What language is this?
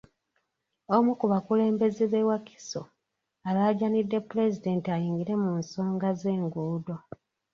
Ganda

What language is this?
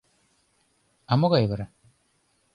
Mari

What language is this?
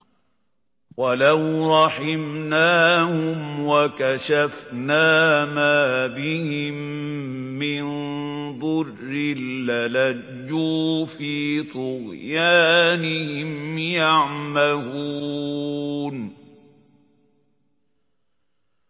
Arabic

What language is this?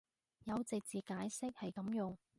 Cantonese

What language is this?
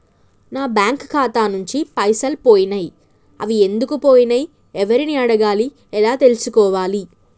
Telugu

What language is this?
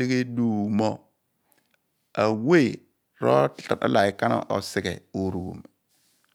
Abua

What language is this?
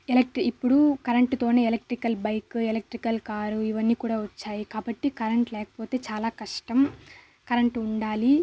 Telugu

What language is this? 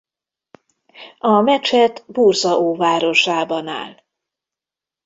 Hungarian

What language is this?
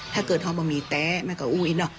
Thai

